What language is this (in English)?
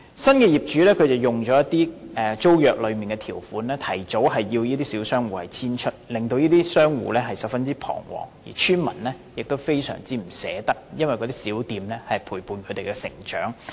Cantonese